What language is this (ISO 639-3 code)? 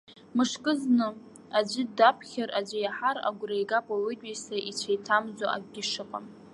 abk